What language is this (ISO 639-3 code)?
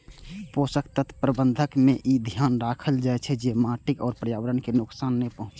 mai